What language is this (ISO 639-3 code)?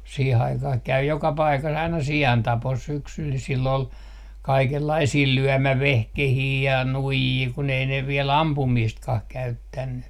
fin